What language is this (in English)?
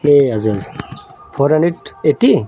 Nepali